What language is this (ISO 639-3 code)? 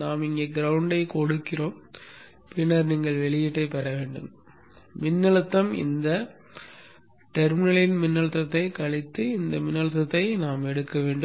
tam